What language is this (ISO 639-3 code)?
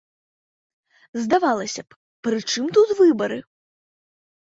bel